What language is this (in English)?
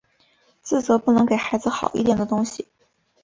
Chinese